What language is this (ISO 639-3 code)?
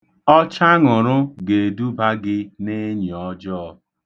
ibo